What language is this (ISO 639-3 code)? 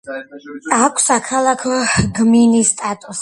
kat